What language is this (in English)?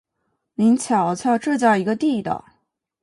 Chinese